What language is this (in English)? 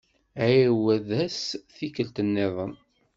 Kabyle